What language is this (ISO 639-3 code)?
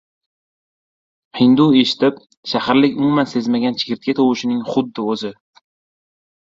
uzb